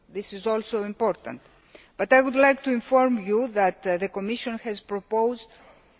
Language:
English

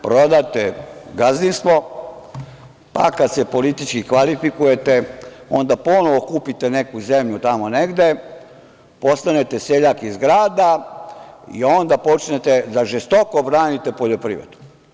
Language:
Serbian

